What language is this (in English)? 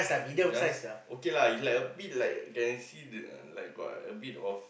English